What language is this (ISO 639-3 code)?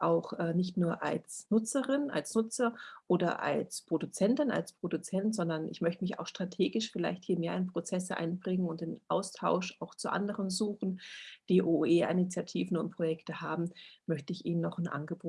deu